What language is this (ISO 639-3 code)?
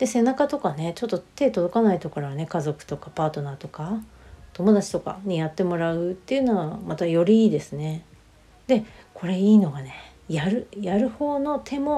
jpn